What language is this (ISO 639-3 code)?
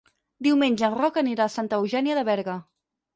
cat